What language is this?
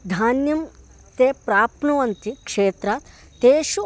Sanskrit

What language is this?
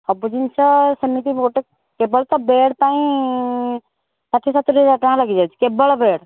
Odia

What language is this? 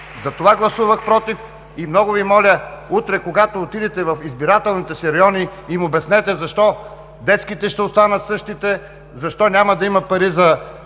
Bulgarian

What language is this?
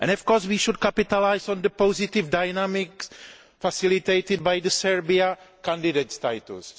English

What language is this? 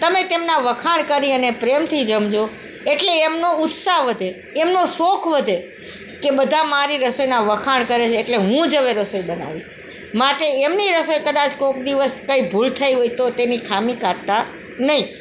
Gujarati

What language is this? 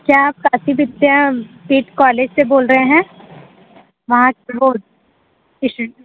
Hindi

